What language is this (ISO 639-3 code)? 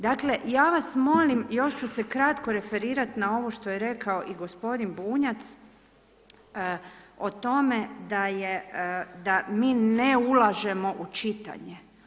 hrv